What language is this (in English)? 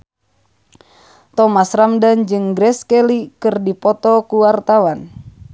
Sundanese